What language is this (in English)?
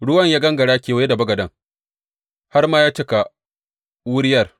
Hausa